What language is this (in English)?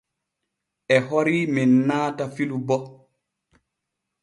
Borgu Fulfulde